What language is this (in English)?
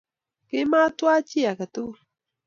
Kalenjin